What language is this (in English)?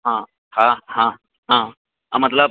Maithili